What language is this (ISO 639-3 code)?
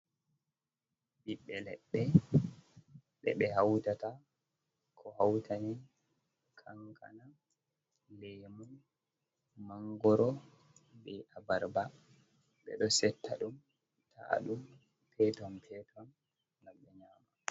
ful